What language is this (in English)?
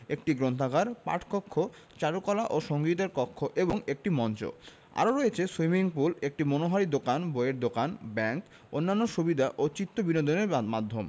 Bangla